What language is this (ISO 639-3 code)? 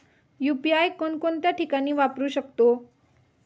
mar